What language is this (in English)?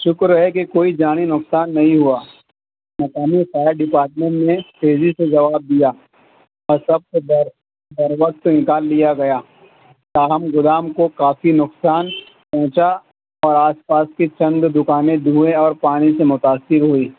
Urdu